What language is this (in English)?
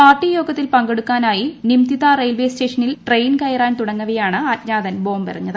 Malayalam